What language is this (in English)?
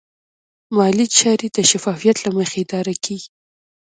Pashto